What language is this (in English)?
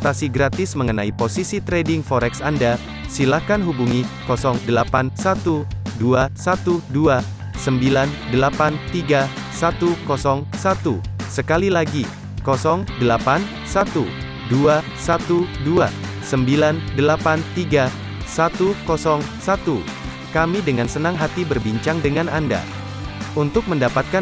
Indonesian